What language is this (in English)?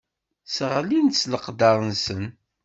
Kabyle